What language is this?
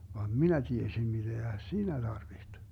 Finnish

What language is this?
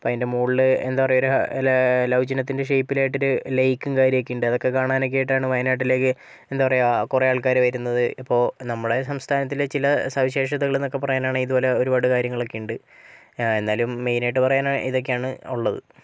Malayalam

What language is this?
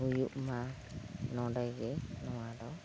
Santali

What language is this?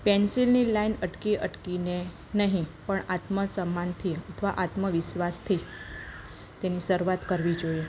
Gujarati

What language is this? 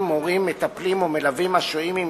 Hebrew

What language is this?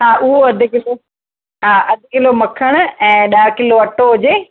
Sindhi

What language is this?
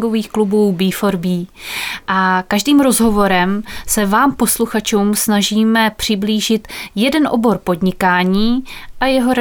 Czech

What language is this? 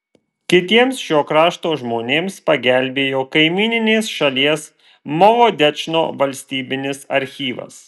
Lithuanian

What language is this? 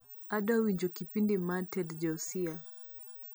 Luo (Kenya and Tanzania)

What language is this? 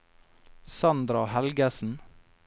Norwegian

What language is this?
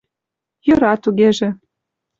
Mari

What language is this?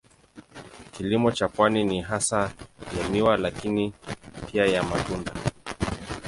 Swahili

